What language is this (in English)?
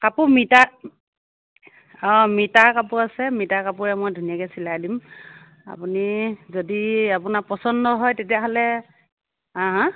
Assamese